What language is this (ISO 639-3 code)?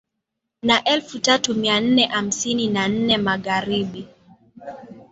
swa